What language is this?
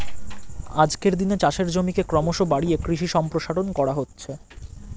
Bangla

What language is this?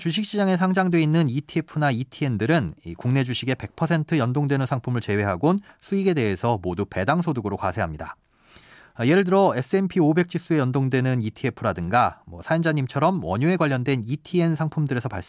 Korean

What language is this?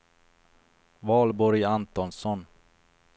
Swedish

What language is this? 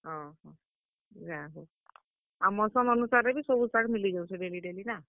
Odia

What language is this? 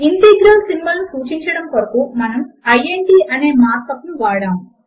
Telugu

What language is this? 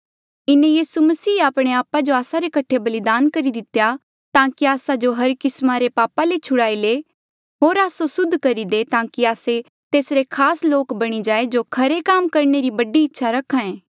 Mandeali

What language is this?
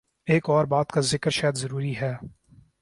Urdu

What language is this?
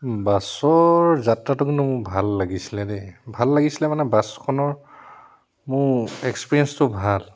Assamese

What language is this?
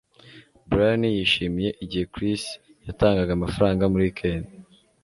Kinyarwanda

